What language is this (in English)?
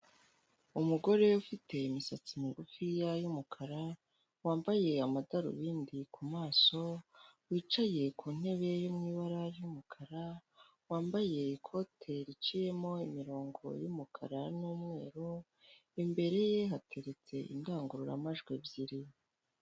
Kinyarwanda